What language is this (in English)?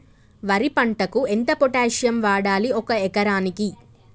Telugu